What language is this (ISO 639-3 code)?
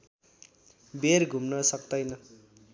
nep